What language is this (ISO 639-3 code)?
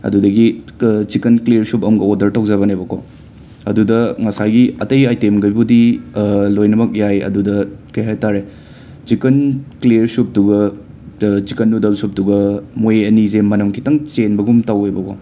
mni